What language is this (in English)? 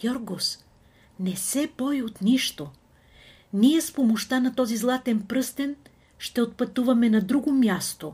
Bulgarian